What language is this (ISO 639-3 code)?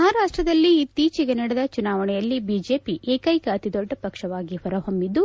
kan